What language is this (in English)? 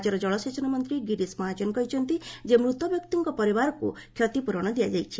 Odia